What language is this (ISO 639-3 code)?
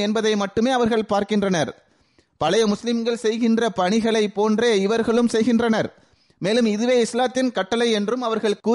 tam